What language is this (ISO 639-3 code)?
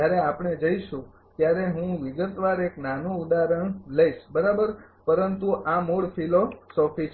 guj